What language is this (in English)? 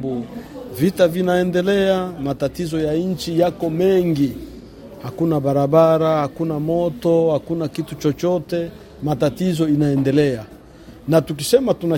Swahili